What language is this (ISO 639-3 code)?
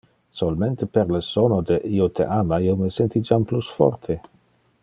ina